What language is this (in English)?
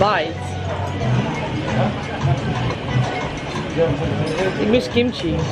Dutch